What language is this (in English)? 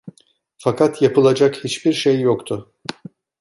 Turkish